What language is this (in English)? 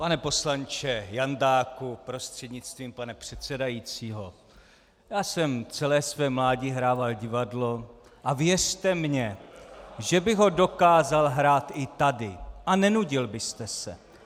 Czech